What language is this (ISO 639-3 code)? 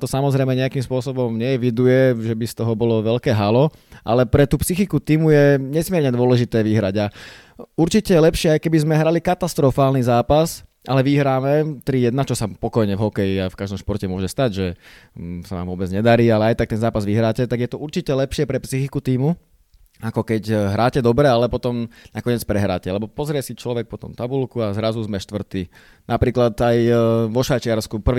slk